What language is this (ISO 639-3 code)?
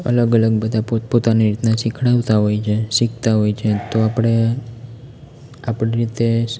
guj